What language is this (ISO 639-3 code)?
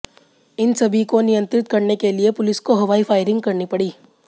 hin